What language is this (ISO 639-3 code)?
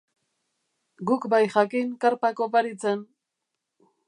eus